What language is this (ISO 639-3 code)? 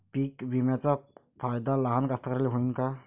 mar